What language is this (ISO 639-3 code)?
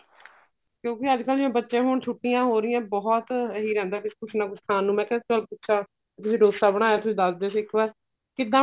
pan